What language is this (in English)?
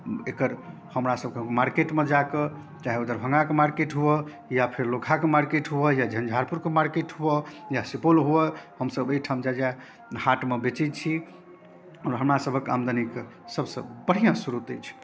Maithili